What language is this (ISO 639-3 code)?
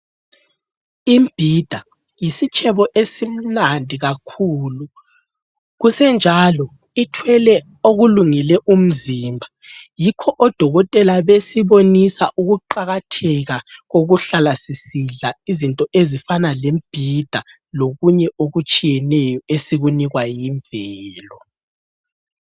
nde